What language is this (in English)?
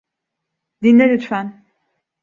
Turkish